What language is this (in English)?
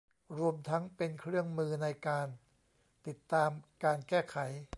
Thai